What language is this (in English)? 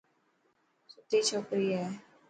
Dhatki